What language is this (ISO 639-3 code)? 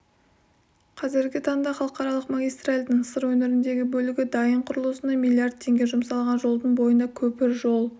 kaz